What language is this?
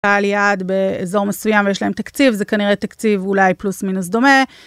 Hebrew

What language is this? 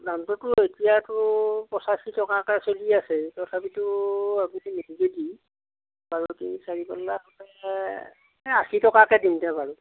Assamese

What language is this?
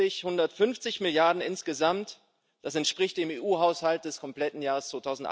German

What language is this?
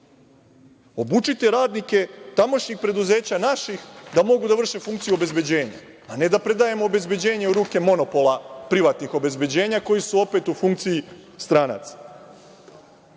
Serbian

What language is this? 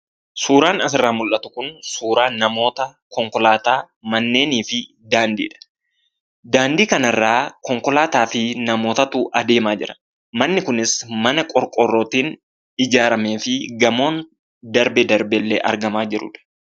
Oromo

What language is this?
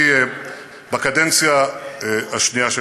Hebrew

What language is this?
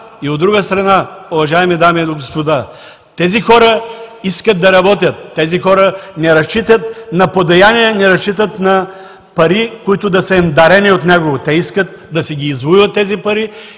Bulgarian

